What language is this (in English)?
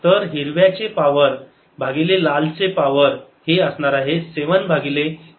Marathi